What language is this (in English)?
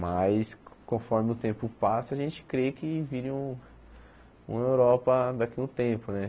Portuguese